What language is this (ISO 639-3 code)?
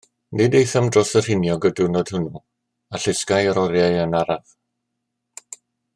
cym